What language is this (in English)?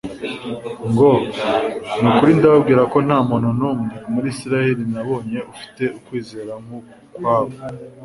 Kinyarwanda